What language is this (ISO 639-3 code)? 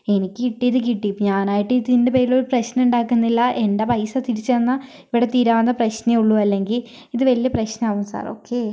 mal